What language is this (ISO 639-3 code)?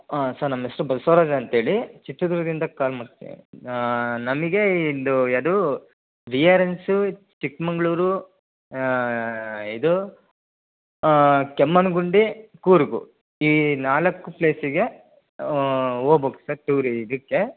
kan